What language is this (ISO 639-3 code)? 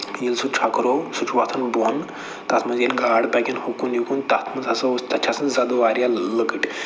kas